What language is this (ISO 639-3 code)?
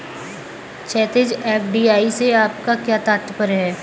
hin